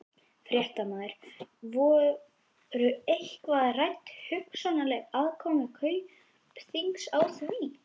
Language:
Icelandic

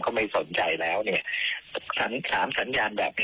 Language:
Thai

